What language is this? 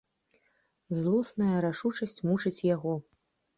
Belarusian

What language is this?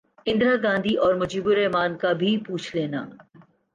Urdu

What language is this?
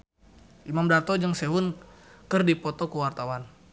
Sundanese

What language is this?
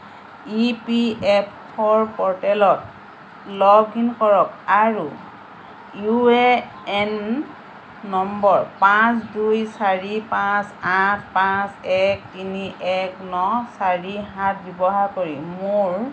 Assamese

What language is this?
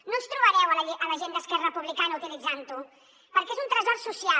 Catalan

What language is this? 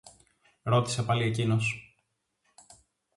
Greek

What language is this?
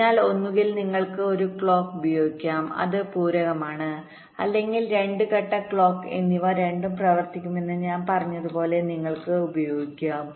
Malayalam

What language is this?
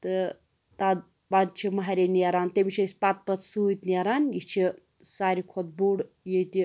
Kashmiri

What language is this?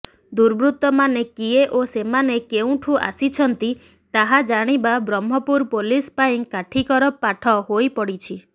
Odia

